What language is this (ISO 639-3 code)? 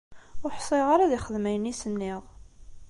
kab